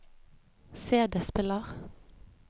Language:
Norwegian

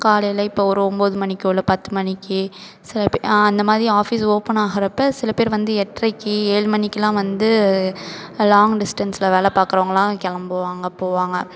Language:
Tamil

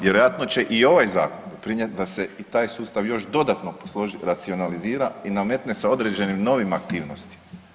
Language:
Croatian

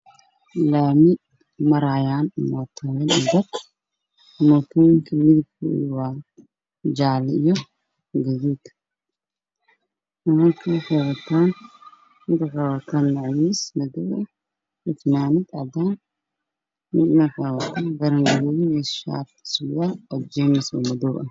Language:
Somali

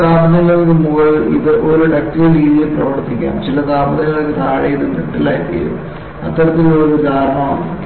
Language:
Malayalam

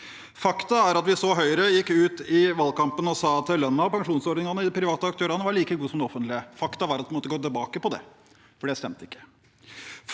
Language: Norwegian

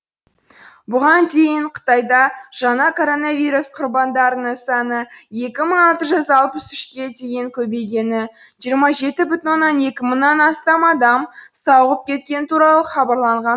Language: Kazakh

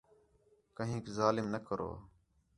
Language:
Khetrani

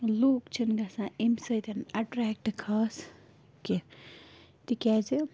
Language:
Kashmiri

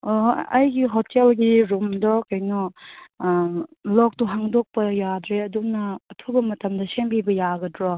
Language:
Manipuri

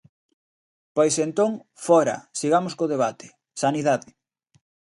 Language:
Galician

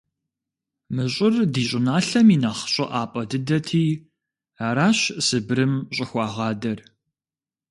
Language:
Kabardian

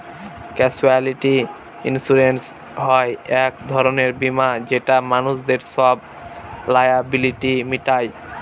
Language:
Bangla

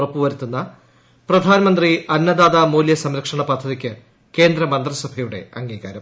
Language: Malayalam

